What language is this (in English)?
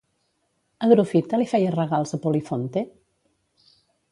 Catalan